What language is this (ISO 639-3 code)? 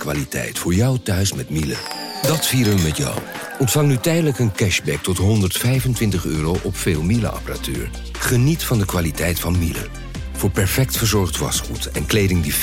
nld